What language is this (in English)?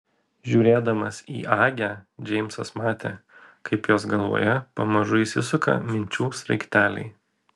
Lithuanian